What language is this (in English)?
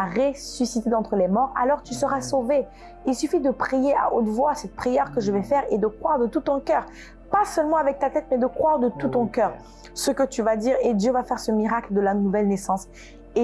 French